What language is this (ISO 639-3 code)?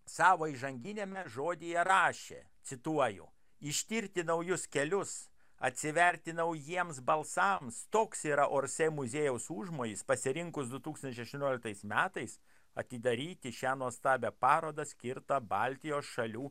lit